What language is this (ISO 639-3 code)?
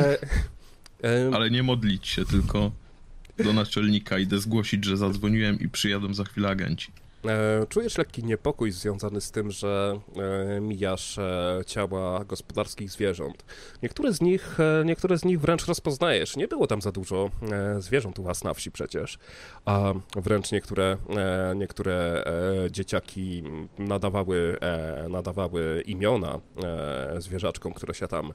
pol